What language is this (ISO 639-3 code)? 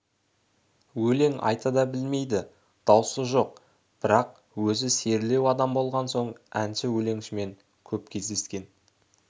kaz